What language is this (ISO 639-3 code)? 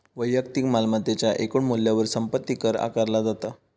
mar